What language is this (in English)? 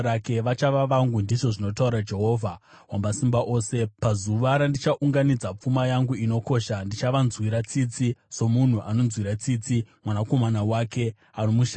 Shona